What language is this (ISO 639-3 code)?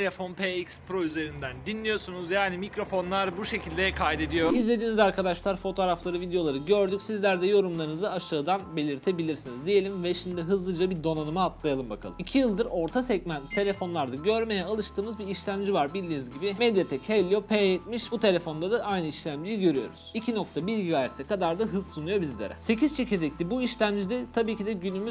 tur